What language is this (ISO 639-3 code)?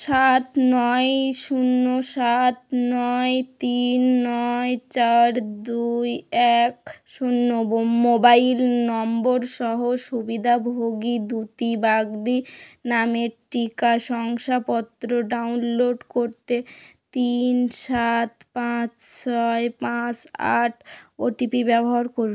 ben